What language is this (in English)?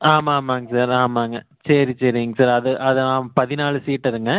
Tamil